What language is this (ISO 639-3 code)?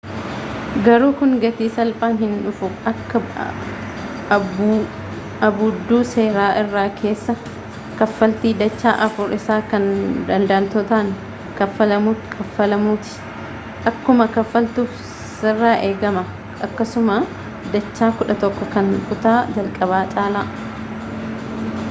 orm